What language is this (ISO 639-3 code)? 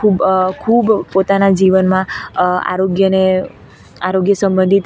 guj